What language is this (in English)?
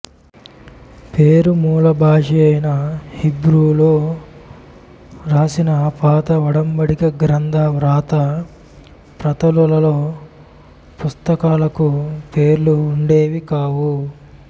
Telugu